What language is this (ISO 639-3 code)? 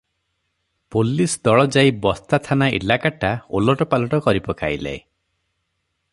ori